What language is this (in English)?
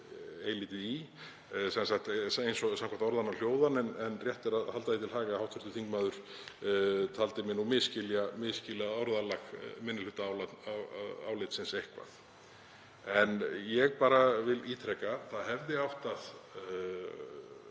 Icelandic